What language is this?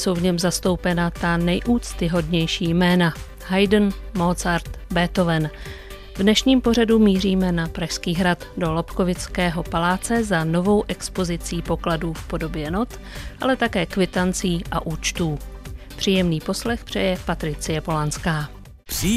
Czech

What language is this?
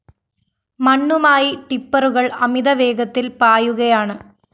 Malayalam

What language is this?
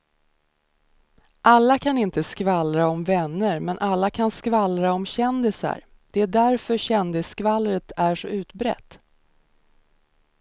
Swedish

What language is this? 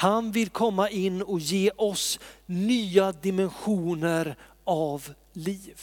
Swedish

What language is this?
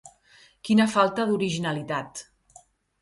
Catalan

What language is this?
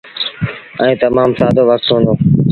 Sindhi Bhil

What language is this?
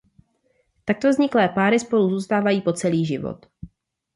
Czech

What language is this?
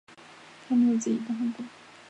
Chinese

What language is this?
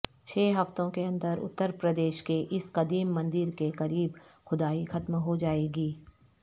Urdu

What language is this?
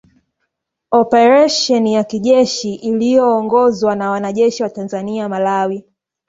Swahili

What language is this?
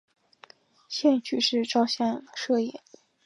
Chinese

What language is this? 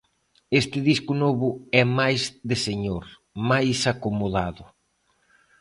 Galician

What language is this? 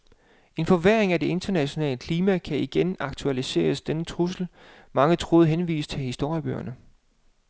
Danish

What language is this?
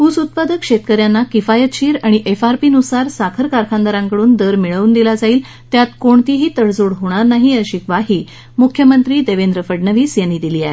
Marathi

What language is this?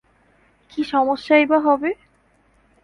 Bangla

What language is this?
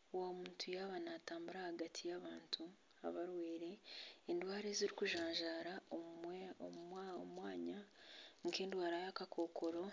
Nyankole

